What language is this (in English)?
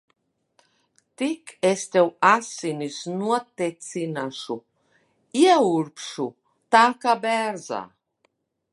Latvian